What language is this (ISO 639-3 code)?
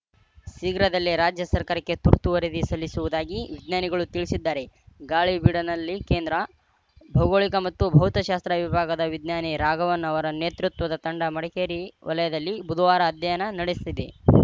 kan